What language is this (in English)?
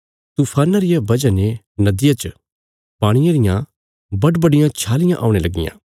Bilaspuri